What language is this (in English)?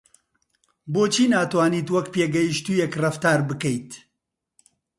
Central Kurdish